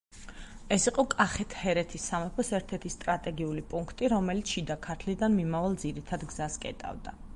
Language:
Georgian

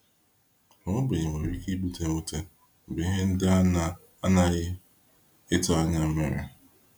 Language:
Igbo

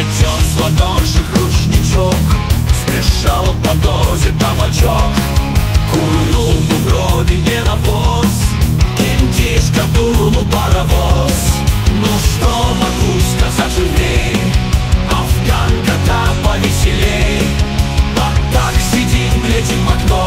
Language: Russian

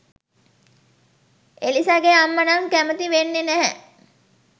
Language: Sinhala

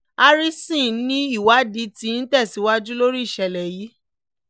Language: Yoruba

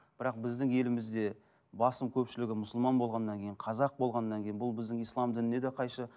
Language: Kazakh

